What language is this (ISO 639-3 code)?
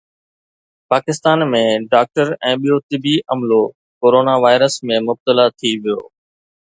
snd